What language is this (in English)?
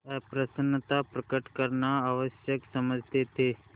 Hindi